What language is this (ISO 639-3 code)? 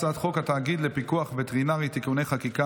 heb